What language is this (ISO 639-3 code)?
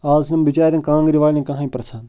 kas